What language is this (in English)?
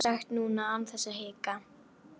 Icelandic